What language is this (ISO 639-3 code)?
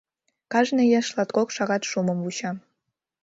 chm